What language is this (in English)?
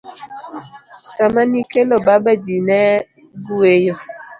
Luo (Kenya and Tanzania)